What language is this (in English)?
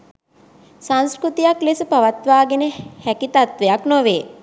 Sinhala